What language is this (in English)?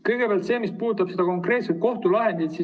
Estonian